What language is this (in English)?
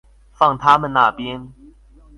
Chinese